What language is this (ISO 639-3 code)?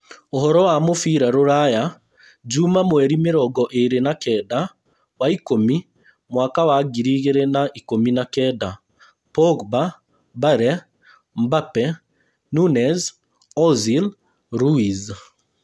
kik